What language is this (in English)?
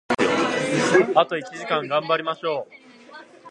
Japanese